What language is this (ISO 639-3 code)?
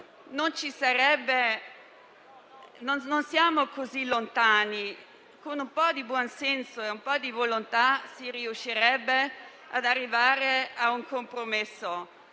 ita